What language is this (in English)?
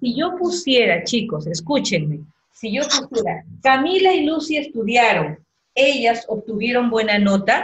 Spanish